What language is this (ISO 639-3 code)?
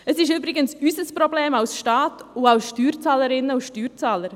gsw